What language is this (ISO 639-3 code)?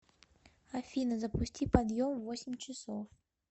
rus